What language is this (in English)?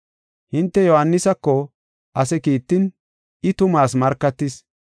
Gofa